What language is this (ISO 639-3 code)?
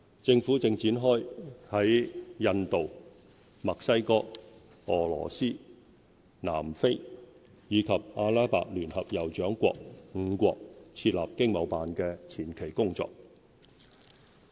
yue